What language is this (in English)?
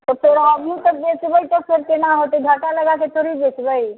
Maithili